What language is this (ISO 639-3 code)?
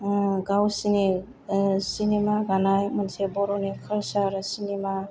brx